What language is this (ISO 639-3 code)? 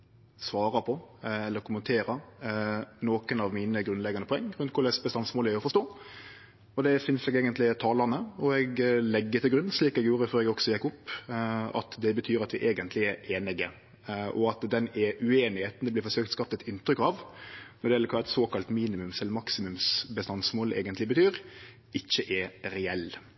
nno